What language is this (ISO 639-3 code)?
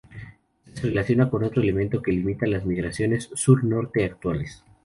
spa